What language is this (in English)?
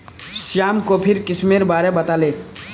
Magahi